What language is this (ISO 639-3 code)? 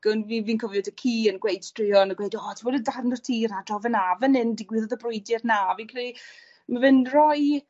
cym